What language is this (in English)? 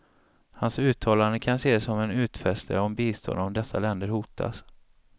Swedish